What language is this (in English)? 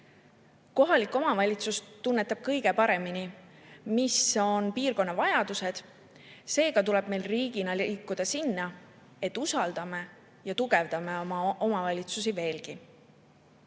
Estonian